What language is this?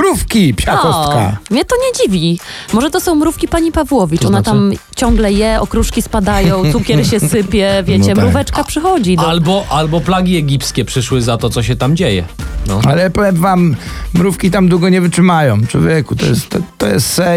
Polish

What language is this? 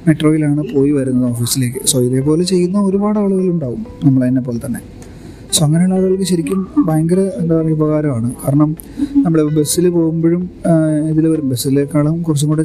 Malayalam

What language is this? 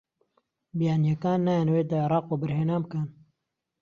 Central Kurdish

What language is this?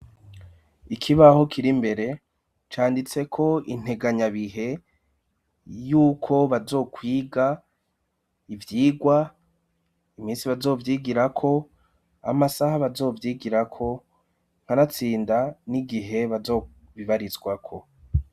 Rundi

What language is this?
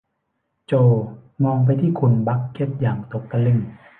Thai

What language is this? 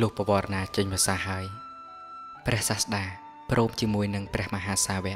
Thai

